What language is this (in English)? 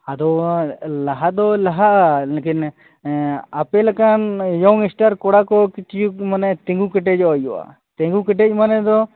Santali